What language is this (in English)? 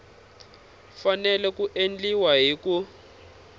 Tsonga